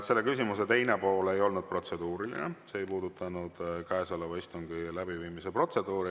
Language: Estonian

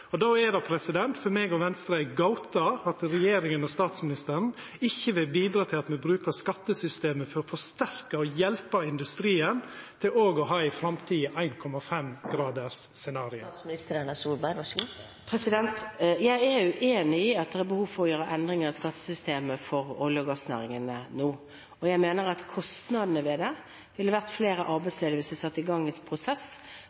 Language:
Norwegian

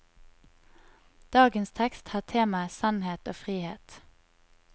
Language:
Norwegian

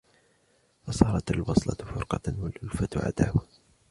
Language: Arabic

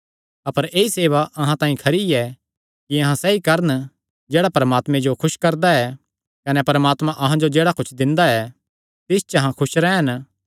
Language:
Kangri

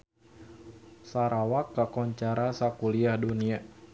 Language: Sundanese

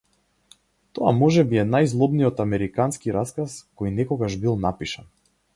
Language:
Macedonian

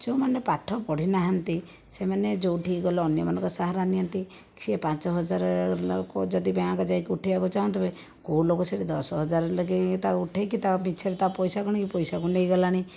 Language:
Odia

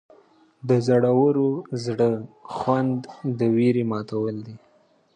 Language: Pashto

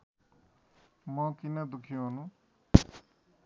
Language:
Nepali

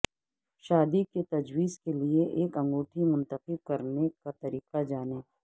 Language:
Urdu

